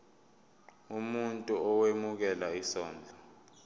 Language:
Zulu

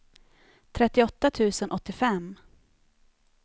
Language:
Swedish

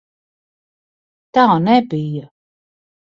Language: Latvian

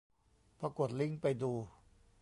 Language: Thai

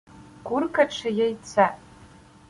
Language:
Ukrainian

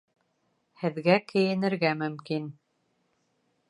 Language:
Bashkir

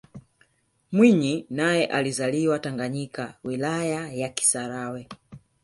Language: Swahili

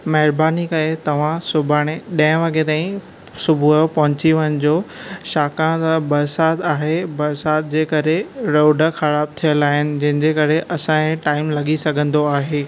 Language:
Sindhi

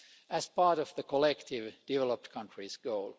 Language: English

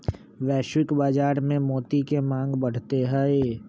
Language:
Magahi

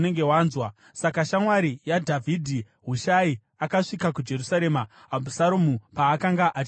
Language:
Shona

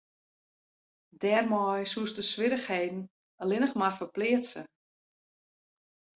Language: Western Frisian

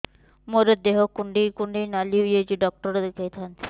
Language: Odia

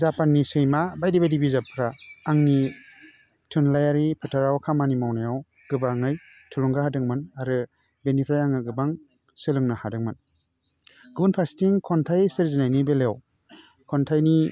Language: Bodo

